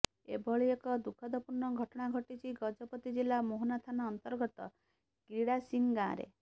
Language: Odia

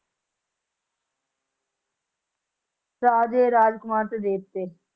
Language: Punjabi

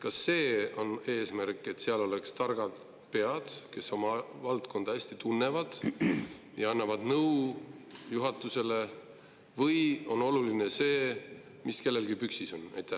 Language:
Estonian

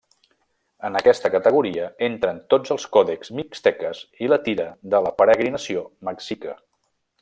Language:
Catalan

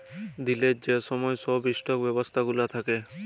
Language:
Bangla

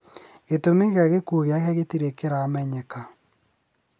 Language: Kikuyu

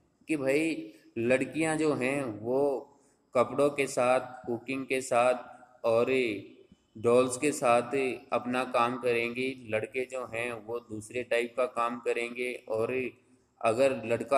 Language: Hindi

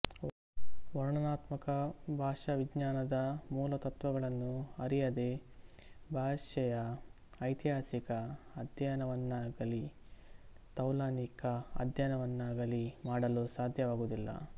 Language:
Kannada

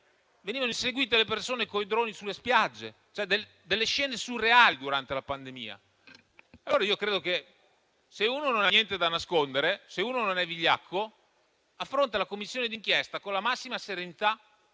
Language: Italian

